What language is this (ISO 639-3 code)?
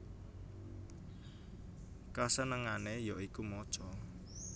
jav